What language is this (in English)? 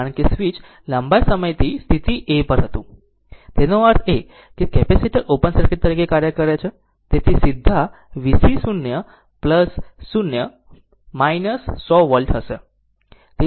Gujarati